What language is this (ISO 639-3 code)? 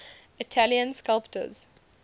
eng